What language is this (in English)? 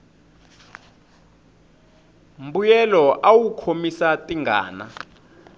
Tsonga